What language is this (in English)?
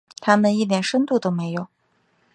Chinese